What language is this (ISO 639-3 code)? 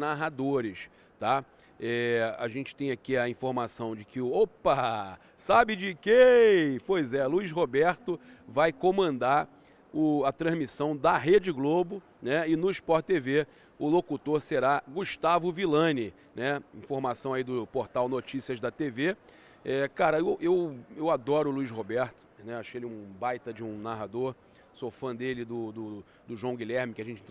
por